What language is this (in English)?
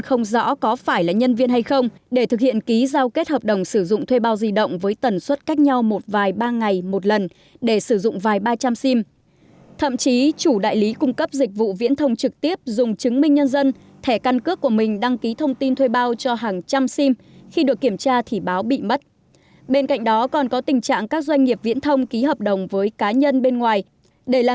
Vietnamese